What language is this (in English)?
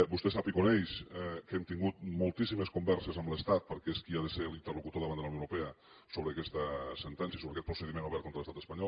Catalan